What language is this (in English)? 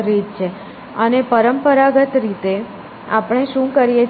Gujarati